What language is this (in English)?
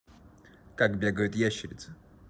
Russian